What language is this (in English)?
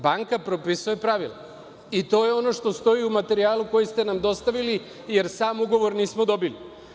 Serbian